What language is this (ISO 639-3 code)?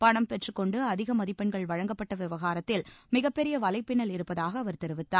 tam